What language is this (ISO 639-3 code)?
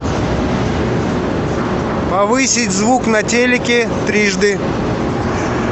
rus